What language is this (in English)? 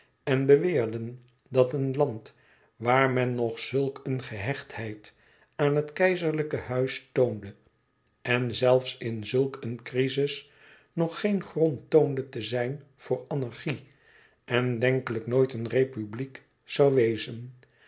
Dutch